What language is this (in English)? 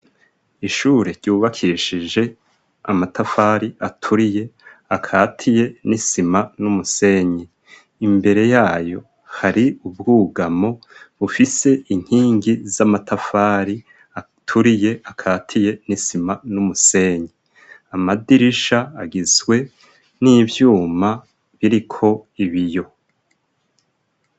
Rundi